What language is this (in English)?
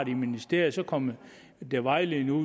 Danish